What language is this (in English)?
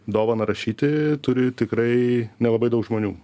Lithuanian